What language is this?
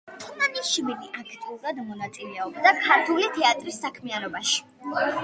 Georgian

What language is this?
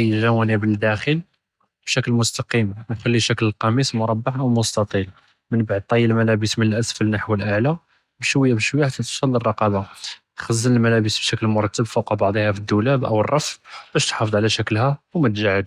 Judeo-Arabic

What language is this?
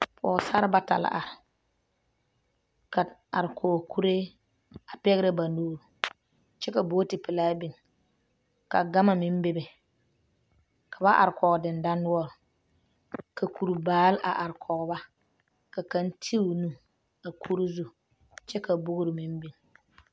Southern Dagaare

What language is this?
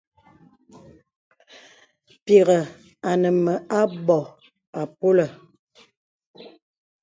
Bebele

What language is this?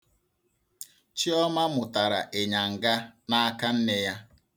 Igbo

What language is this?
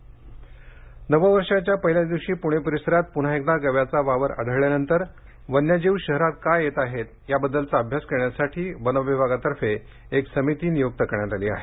Marathi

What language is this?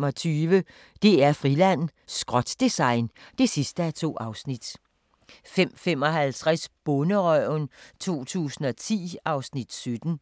Danish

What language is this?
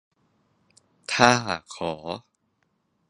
Thai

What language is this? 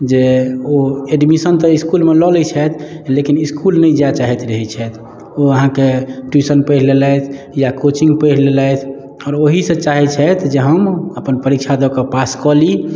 Maithili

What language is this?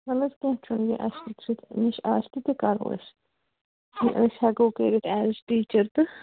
Kashmiri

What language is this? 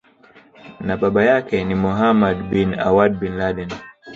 Swahili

